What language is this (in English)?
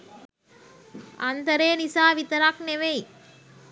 Sinhala